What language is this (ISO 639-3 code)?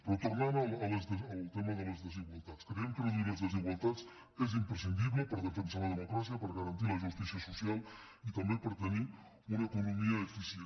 cat